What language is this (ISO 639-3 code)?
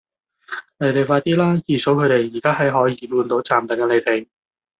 yue